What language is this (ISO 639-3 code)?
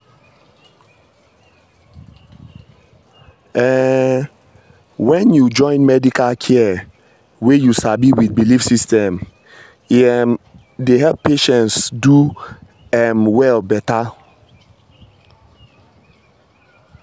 pcm